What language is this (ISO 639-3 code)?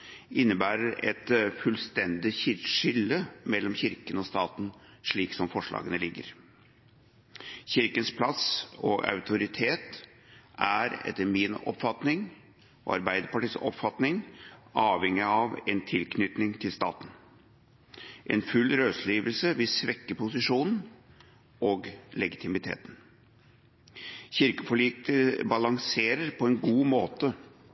nob